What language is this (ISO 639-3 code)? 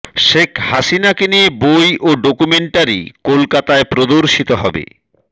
ben